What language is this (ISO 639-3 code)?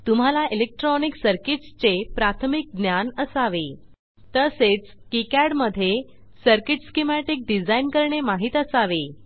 mar